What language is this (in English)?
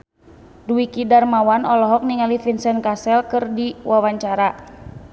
Sundanese